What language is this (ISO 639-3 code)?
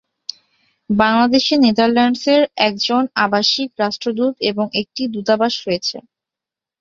ben